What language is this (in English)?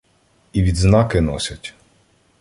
Ukrainian